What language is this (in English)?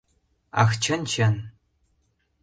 Mari